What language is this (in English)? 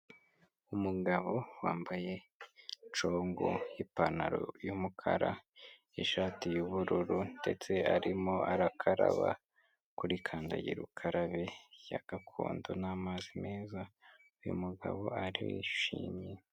Kinyarwanda